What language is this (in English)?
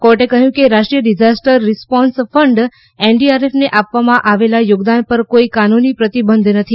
Gujarati